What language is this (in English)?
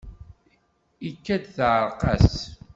Kabyle